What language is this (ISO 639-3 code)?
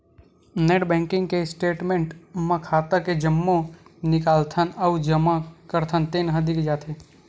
hne